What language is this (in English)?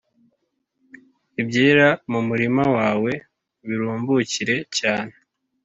Kinyarwanda